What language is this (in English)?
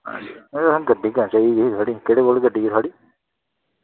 Dogri